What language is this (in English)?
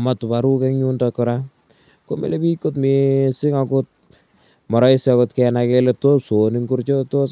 Kalenjin